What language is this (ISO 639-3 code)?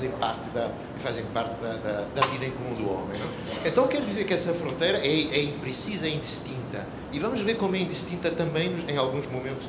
por